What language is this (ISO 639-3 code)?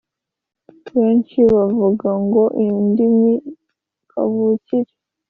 kin